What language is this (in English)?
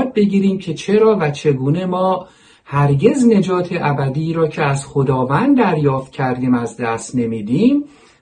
Persian